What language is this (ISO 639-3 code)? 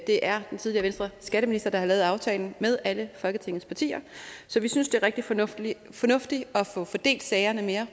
dan